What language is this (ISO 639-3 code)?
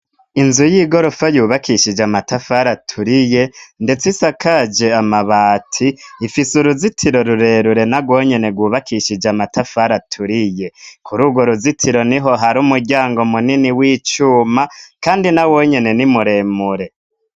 run